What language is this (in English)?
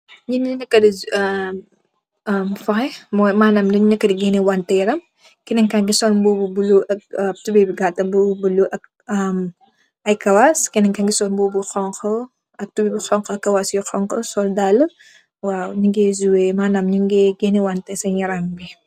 Wolof